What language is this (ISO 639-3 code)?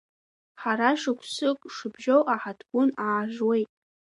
abk